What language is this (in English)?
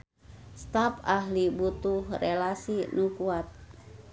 Sundanese